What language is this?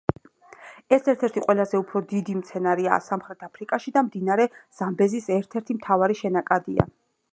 Georgian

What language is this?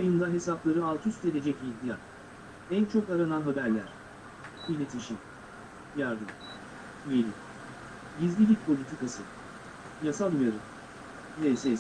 Turkish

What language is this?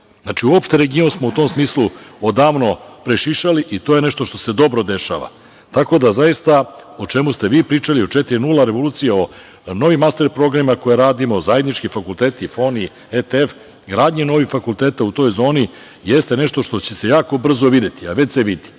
Serbian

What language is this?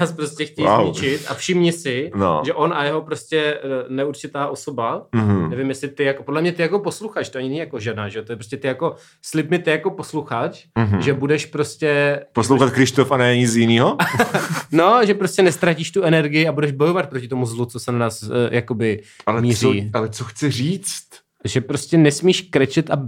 Czech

